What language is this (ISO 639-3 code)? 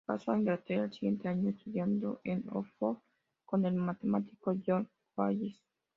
spa